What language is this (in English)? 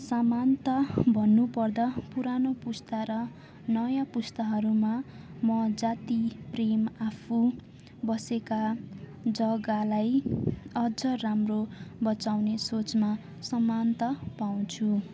Nepali